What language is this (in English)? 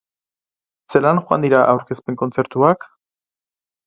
Basque